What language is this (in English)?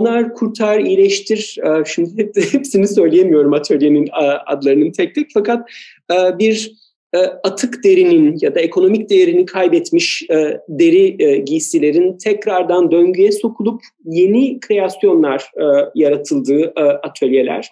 Turkish